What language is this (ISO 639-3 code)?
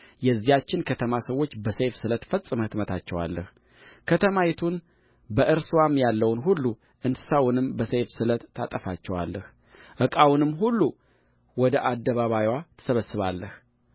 amh